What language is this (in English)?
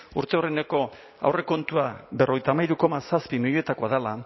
Basque